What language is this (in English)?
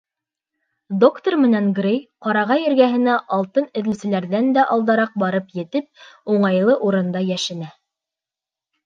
Bashkir